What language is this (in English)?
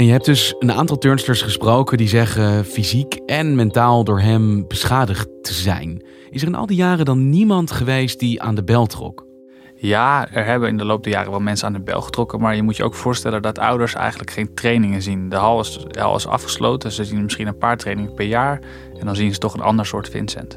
Dutch